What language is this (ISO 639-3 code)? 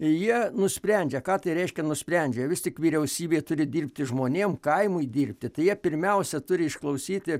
lit